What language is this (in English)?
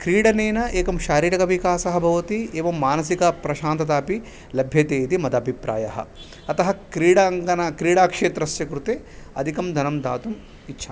Sanskrit